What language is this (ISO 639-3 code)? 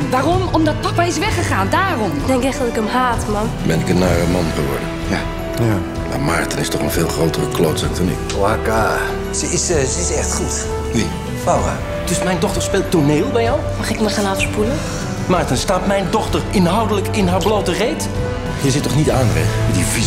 nld